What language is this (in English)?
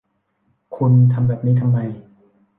Thai